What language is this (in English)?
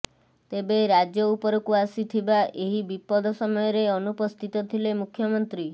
Odia